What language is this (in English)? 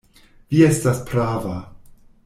Esperanto